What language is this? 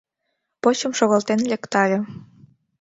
Mari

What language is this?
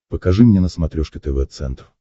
Russian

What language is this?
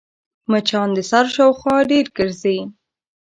Pashto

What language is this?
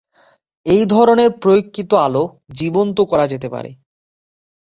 Bangla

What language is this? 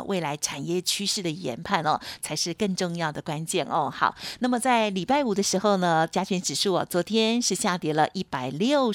Chinese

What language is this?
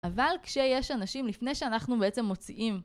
Hebrew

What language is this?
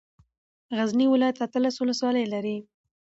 Pashto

